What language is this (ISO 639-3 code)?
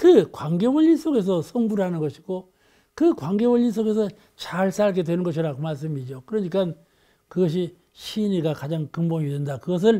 kor